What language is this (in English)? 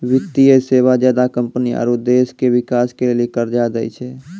Maithili